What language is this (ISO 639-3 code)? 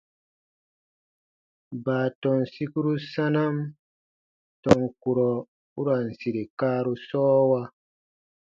bba